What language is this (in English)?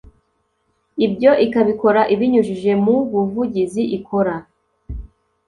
Kinyarwanda